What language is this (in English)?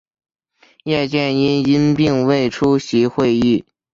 Chinese